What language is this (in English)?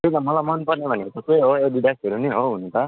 Nepali